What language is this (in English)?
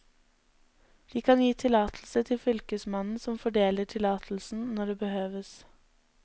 Norwegian